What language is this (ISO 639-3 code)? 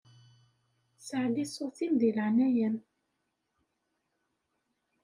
kab